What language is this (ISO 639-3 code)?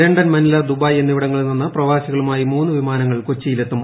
mal